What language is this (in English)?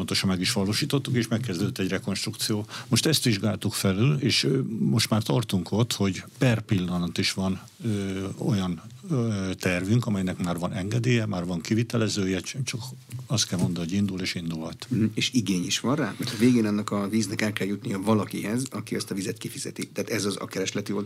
Hungarian